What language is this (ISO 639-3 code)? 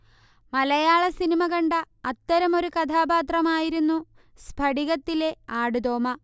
mal